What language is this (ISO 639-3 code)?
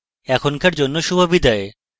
ben